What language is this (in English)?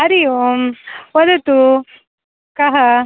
Sanskrit